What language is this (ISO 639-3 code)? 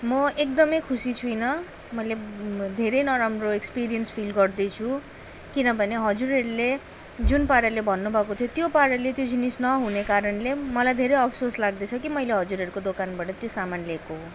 nep